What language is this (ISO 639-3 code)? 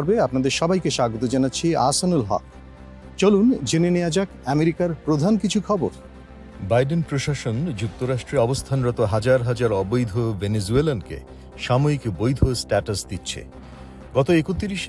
ben